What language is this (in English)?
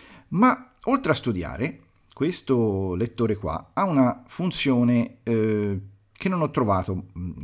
Italian